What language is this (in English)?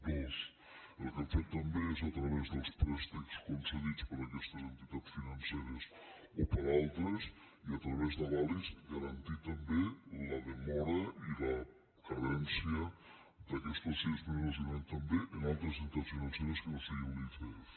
Catalan